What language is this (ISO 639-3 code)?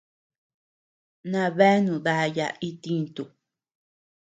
cux